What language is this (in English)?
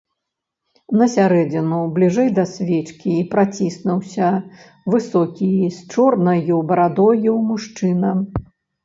Belarusian